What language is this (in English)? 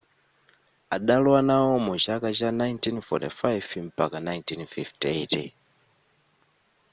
Nyanja